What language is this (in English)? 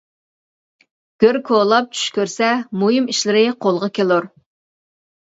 Uyghur